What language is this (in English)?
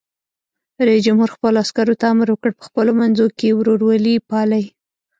Pashto